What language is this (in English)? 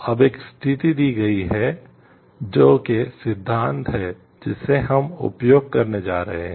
Hindi